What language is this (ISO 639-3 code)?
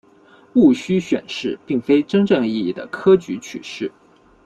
zho